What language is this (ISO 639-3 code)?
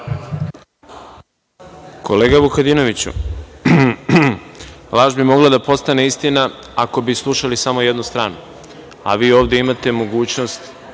srp